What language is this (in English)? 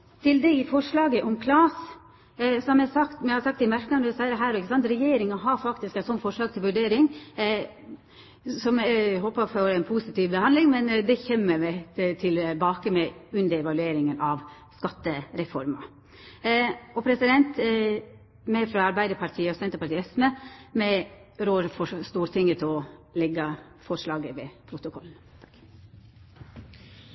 Norwegian Nynorsk